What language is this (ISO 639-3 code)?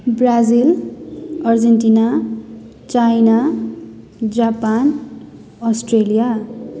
nep